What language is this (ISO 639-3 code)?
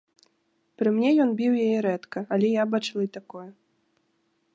bel